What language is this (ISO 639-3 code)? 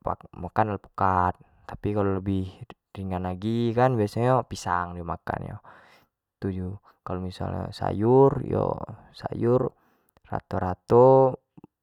jax